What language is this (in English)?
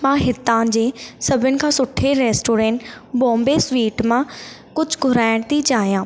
Sindhi